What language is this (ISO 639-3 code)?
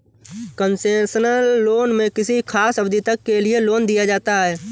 hin